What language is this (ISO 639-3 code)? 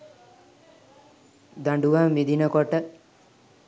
sin